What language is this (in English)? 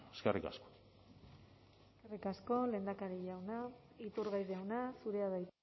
Basque